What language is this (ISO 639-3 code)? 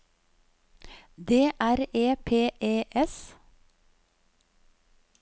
nor